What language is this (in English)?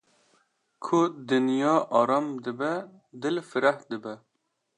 Kurdish